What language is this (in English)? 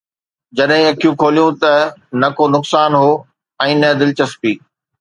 Sindhi